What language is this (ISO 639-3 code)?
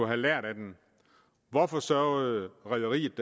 dan